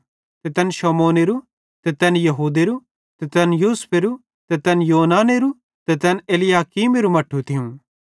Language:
Bhadrawahi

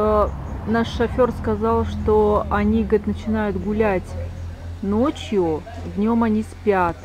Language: Russian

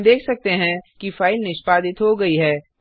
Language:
Hindi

